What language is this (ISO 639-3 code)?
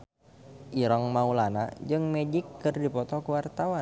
sun